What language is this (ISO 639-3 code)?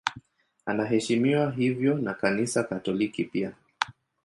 swa